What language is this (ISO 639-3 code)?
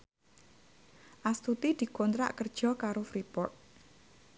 jav